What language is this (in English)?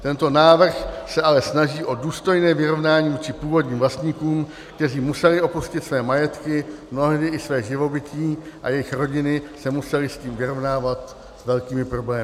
Czech